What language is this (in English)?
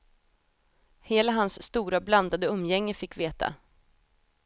Swedish